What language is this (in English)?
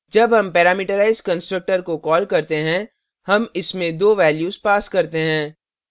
Hindi